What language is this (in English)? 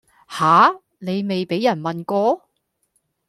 Cantonese